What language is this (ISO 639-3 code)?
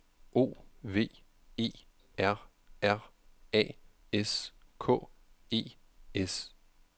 dan